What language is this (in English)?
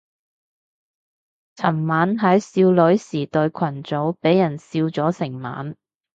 Cantonese